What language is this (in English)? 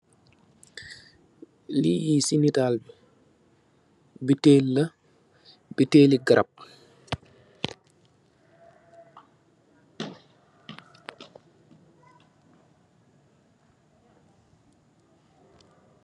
Wolof